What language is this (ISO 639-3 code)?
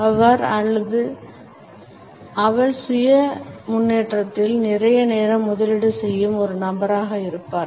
tam